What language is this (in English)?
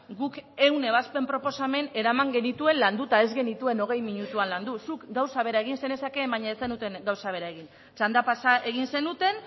Basque